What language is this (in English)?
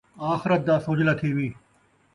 Saraiki